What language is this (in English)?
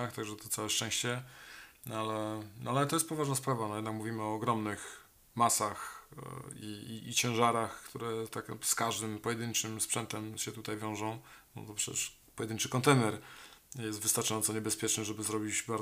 Polish